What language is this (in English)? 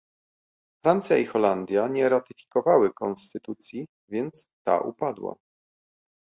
Polish